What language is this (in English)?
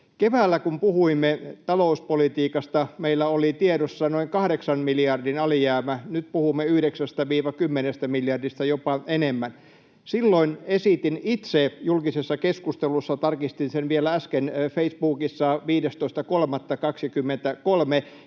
Finnish